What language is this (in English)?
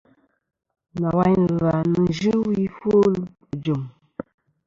Kom